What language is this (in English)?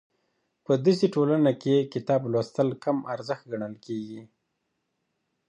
Pashto